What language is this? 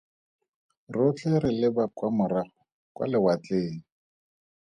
Tswana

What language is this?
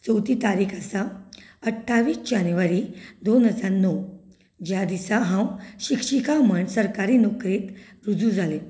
Konkani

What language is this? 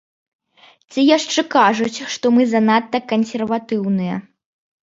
Belarusian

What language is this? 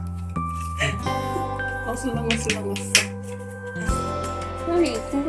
Korean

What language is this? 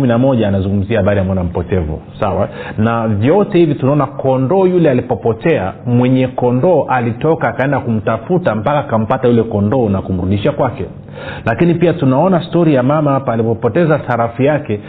Swahili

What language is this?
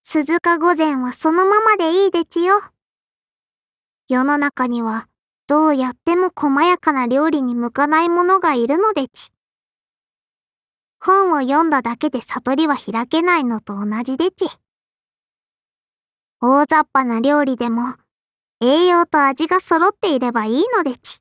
Japanese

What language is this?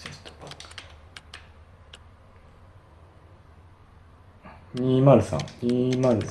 Japanese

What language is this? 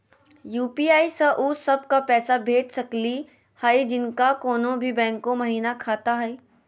Magahi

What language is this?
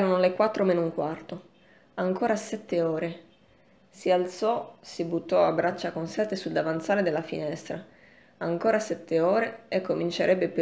Italian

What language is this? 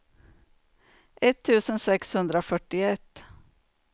Swedish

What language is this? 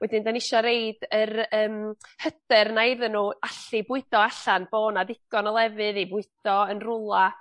Welsh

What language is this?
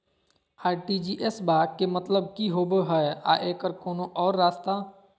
Magahi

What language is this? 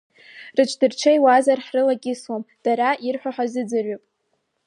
Abkhazian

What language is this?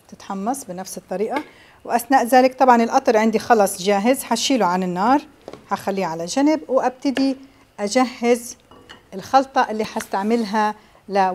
Arabic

